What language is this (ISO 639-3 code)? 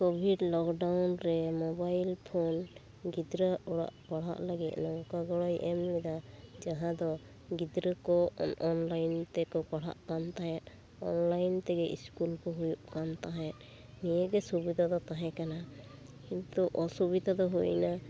sat